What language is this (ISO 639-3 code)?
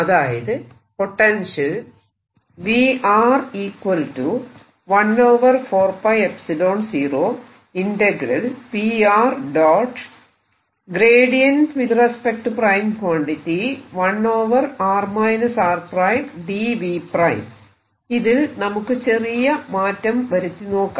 mal